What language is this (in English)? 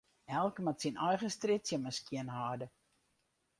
Western Frisian